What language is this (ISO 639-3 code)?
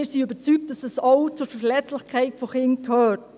gsw